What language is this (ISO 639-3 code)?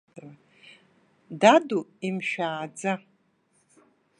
abk